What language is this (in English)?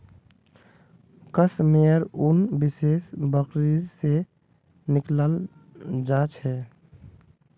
Magahi